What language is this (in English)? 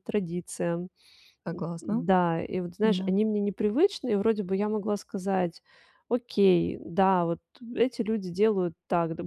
Russian